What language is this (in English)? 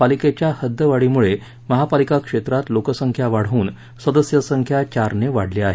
Marathi